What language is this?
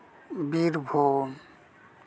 Santali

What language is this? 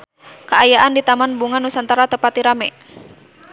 Sundanese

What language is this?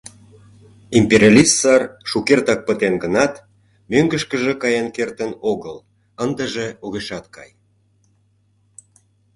Mari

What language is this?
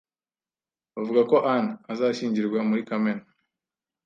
Kinyarwanda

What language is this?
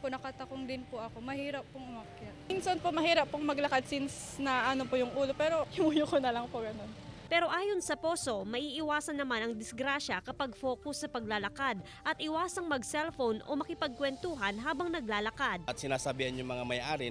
Filipino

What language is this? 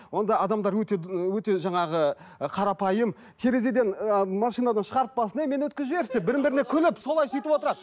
Kazakh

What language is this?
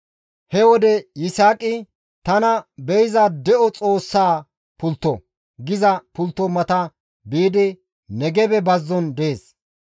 Gamo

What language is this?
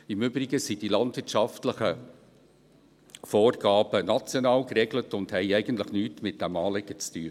Swiss German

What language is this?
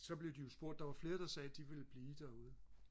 Danish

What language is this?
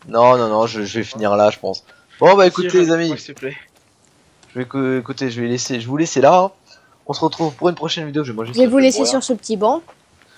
French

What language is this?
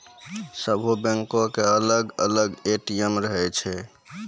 Maithili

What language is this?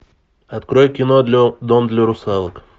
Russian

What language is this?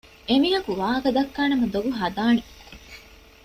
Divehi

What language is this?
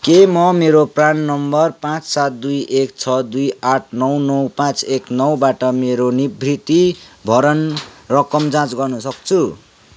Nepali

